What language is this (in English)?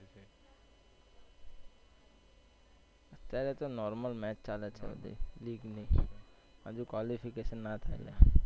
Gujarati